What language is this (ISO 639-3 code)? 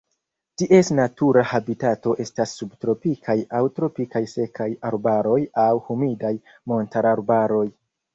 epo